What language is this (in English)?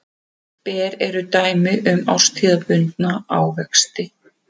Icelandic